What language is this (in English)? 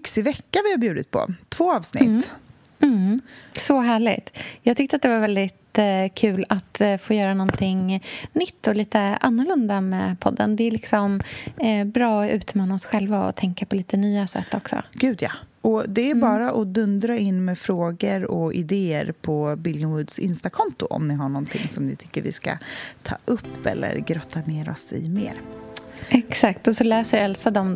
Swedish